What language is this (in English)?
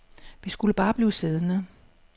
Danish